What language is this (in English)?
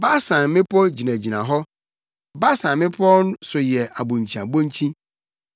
Akan